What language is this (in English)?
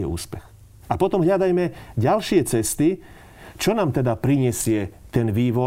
Slovak